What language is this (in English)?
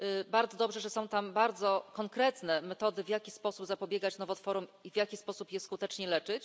Polish